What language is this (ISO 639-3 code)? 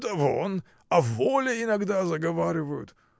rus